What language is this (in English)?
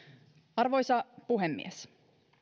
Finnish